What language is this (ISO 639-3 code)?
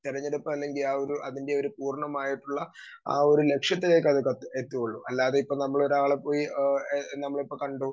mal